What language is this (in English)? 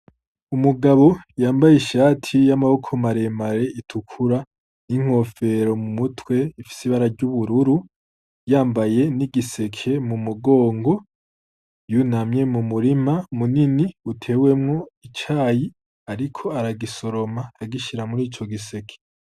Rundi